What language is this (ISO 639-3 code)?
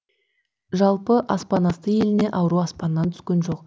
kaz